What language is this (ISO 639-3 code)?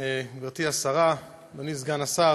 heb